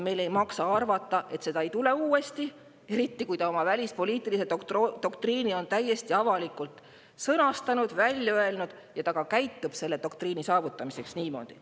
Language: Estonian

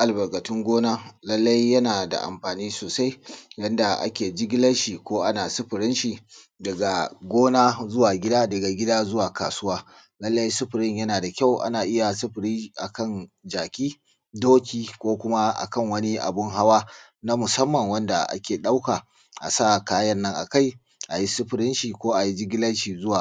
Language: Hausa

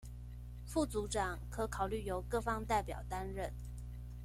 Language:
Chinese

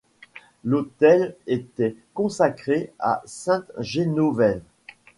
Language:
French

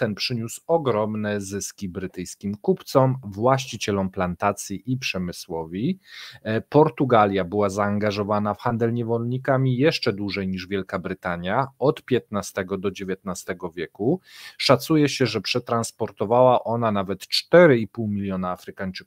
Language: Polish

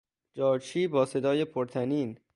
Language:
Persian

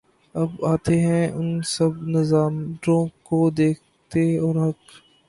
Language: Urdu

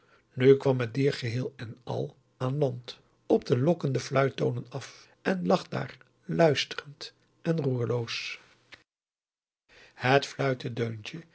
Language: Dutch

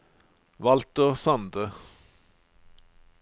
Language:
Norwegian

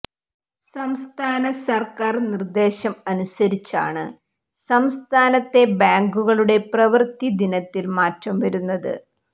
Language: Malayalam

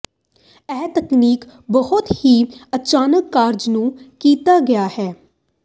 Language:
Punjabi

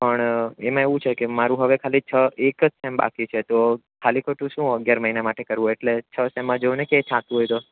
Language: Gujarati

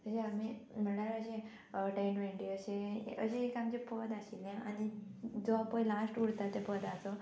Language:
Konkani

